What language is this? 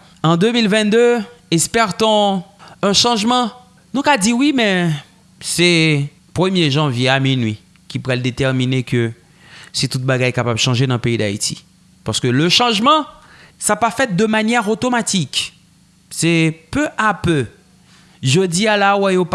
French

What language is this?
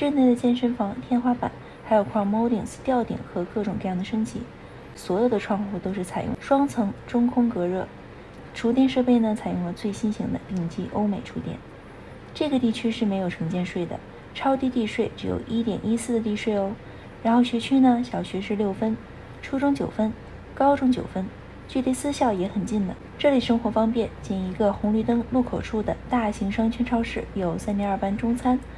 Chinese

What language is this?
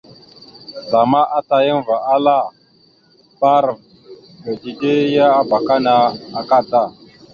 Mada (Cameroon)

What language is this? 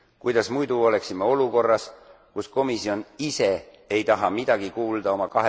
Estonian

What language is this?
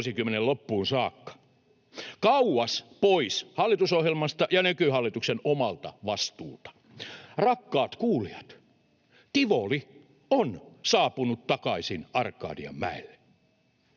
Finnish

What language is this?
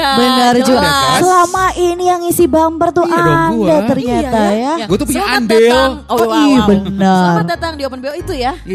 Indonesian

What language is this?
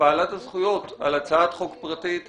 Hebrew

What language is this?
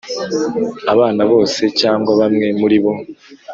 Kinyarwanda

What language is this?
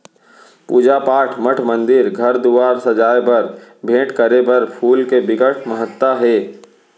Chhattisgarhi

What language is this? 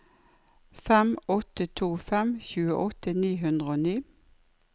Norwegian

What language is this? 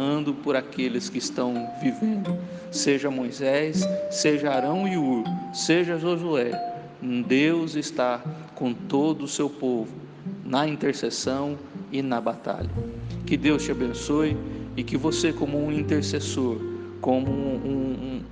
Portuguese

